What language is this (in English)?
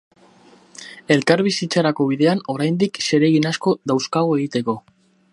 Basque